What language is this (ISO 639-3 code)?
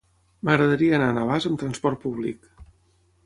cat